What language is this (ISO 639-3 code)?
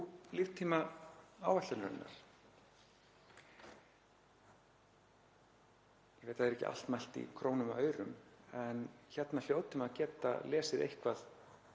isl